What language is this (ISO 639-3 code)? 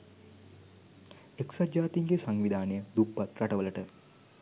sin